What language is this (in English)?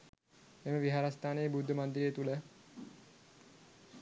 Sinhala